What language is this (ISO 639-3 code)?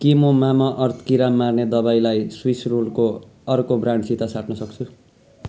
nep